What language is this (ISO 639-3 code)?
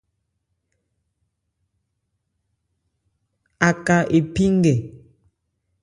ebr